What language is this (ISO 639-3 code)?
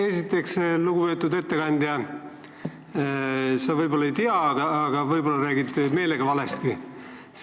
est